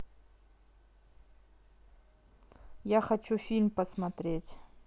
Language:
Russian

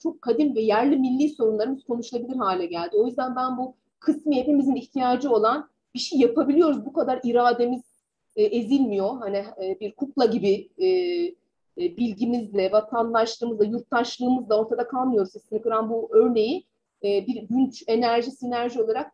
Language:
Turkish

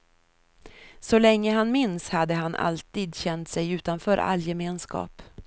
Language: Swedish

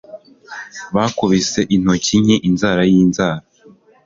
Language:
Kinyarwanda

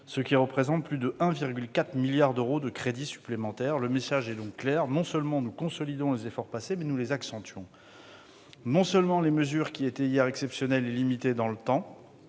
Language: French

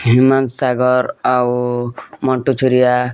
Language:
Odia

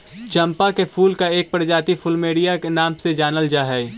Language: Magahi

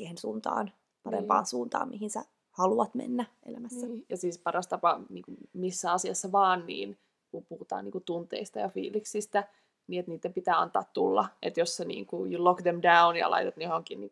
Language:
Finnish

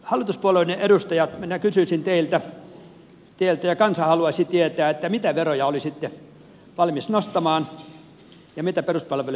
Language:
Finnish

